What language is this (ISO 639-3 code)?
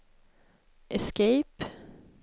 swe